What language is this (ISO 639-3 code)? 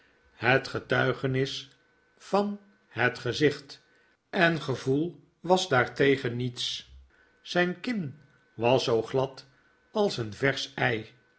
nld